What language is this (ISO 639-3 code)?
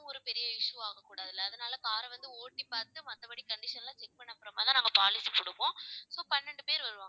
tam